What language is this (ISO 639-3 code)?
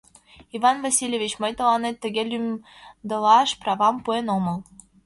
chm